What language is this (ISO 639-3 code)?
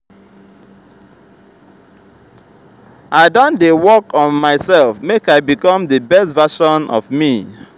pcm